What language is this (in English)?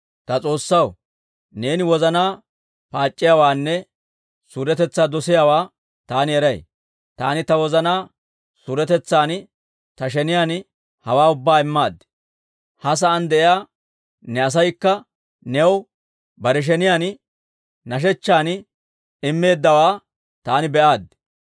Dawro